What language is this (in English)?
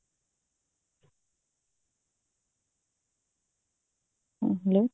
Odia